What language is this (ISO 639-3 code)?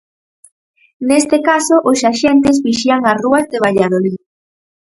glg